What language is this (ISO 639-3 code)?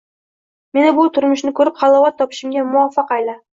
uzb